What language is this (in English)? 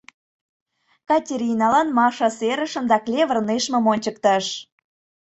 Mari